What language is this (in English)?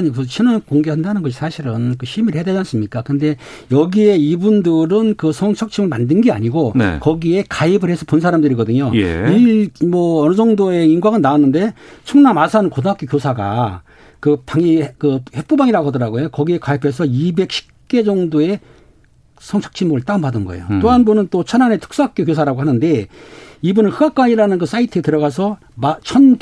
Korean